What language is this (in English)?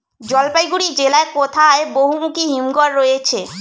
Bangla